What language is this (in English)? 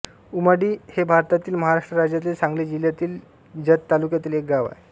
Marathi